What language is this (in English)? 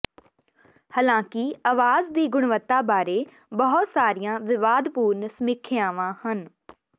Punjabi